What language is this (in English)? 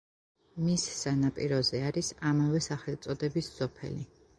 Georgian